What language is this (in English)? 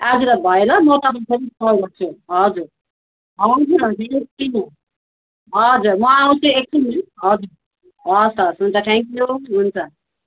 Nepali